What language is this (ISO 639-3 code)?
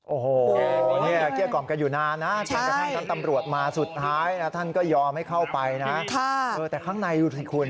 tha